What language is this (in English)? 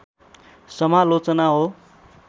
Nepali